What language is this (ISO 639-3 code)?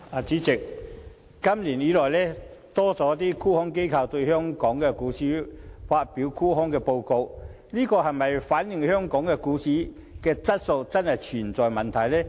yue